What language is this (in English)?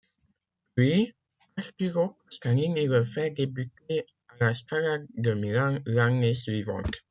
French